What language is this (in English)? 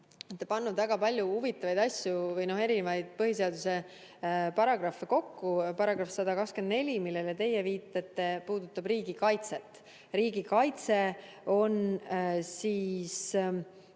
Estonian